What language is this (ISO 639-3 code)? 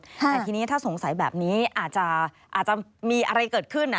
tha